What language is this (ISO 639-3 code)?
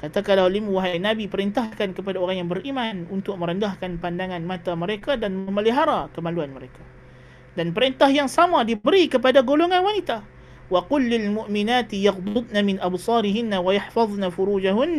msa